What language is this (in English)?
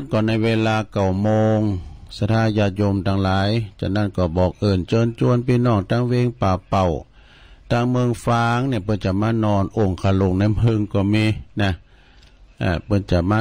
Thai